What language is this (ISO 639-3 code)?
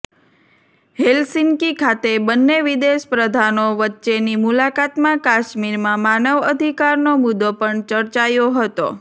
guj